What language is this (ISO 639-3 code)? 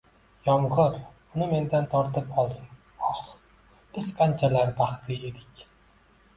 uzb